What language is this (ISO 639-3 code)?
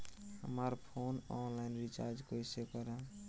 bho